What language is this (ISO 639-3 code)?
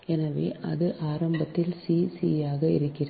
tam